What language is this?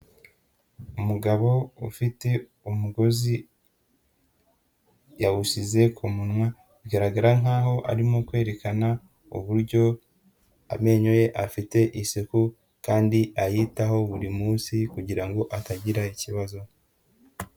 Kinyarwanda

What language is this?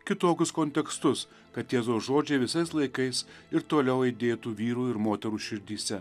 Lithuanian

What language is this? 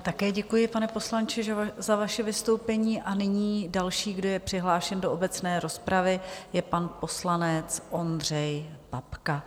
Czech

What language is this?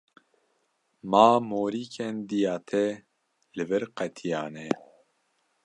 Kurdish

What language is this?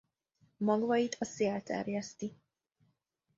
Hungarian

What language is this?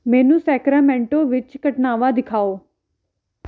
Punjabi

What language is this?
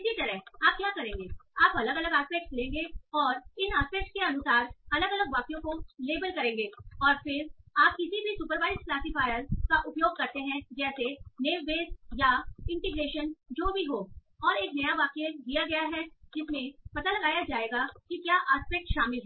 Hindi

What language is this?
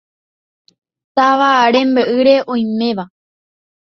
Guarani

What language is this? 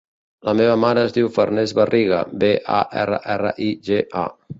Catalan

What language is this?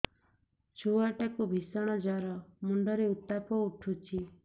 Odia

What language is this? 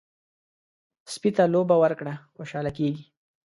Pashto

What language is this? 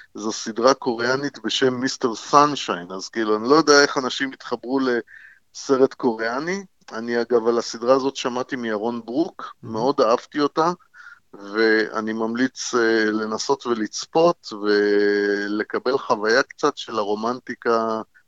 Hebrew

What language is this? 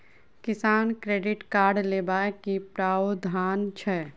Maithili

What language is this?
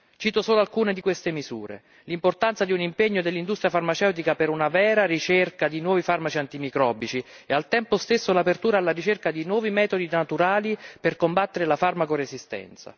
Italian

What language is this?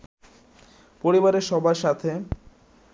Bangla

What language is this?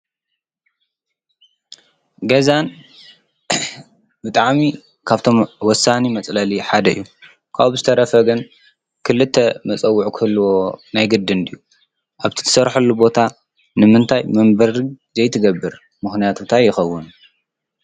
Tigrinya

